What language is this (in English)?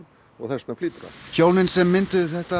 Icelandic